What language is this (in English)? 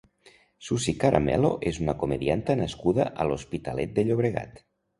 Catalan